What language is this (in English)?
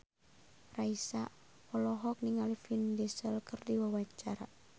Sundanese